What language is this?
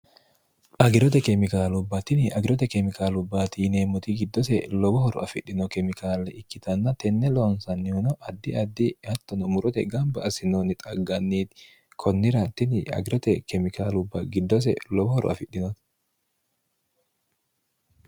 Sidamo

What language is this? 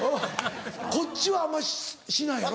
Japanese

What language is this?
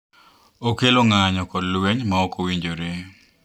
Luo (Kenya and Tanzania)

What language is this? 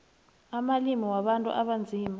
South Ndebele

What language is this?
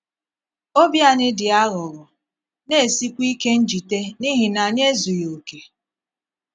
Igbo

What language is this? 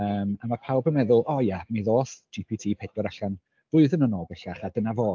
Welsh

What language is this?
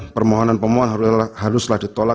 Indonesian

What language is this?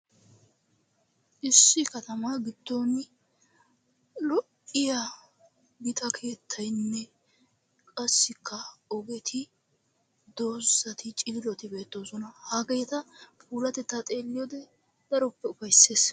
Wolaytta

